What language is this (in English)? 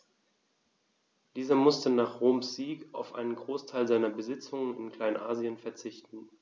German